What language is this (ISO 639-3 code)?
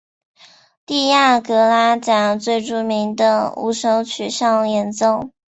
zho